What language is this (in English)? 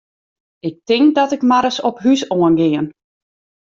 Western Frisian